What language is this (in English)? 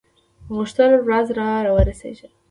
Pashto